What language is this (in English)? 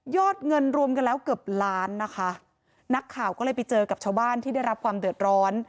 Thai